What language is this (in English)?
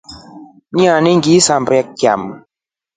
Rombo